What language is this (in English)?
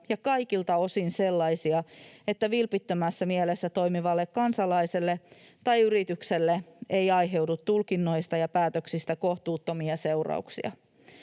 Finnish